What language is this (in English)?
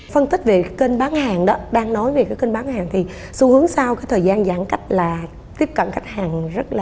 Vietnamese